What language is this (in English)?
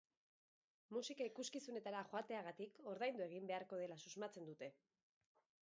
Basque